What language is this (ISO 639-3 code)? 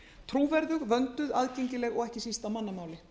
isl